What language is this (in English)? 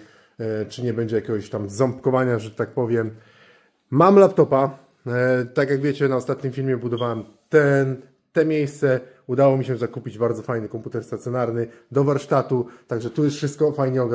Polish